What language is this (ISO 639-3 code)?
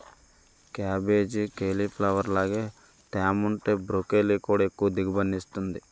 tel